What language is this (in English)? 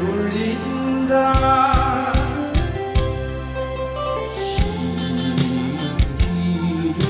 Korean